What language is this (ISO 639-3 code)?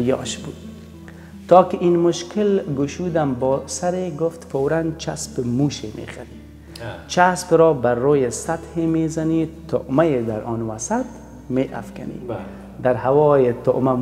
fas